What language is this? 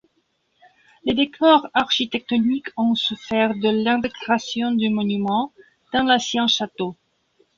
French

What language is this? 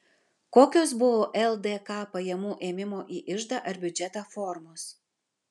Lithuanian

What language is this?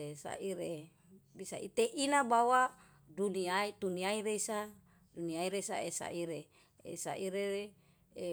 Yalahatan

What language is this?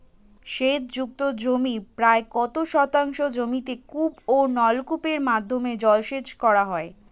Bangla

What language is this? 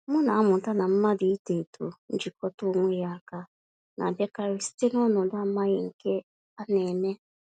Igbo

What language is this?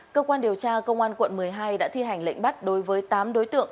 Vietnamese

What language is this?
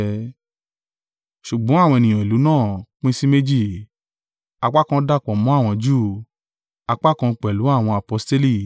Yoruba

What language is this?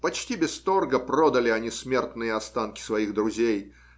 Russian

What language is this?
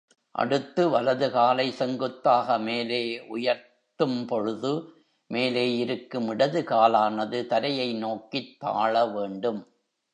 Tamil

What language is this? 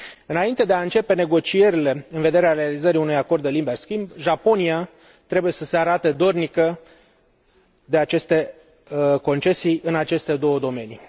Romanian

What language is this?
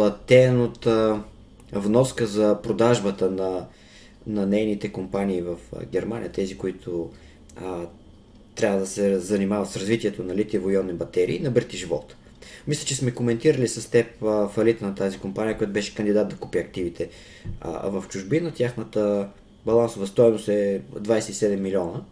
Bulgarian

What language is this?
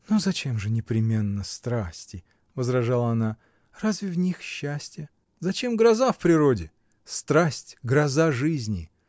Russian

